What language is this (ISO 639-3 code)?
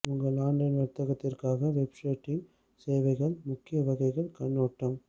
tam